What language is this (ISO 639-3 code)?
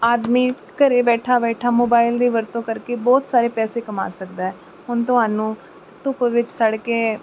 pan